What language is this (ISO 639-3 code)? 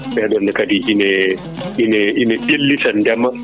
ful